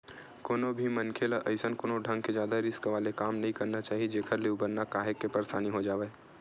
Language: Chhattisgarhi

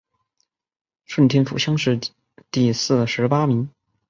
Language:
Chinese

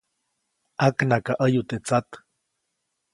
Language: Copainalá Zoque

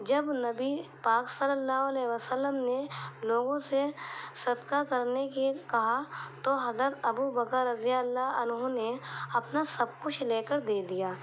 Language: Urdu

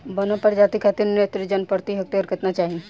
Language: Bhojpuri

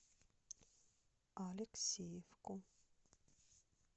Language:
Russian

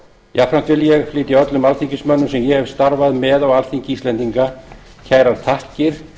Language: Icelandic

